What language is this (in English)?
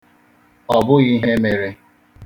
Igbo